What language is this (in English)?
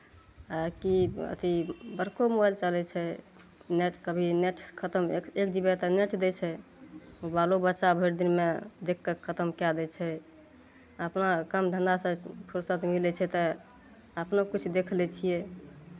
Maithili